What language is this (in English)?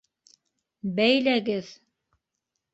Bashkir